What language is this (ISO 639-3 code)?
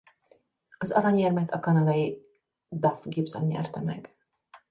hun